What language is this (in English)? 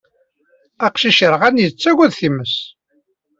Kabyle